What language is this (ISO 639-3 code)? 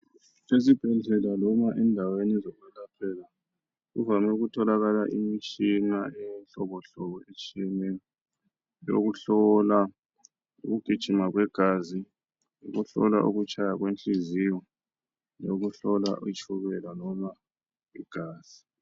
nde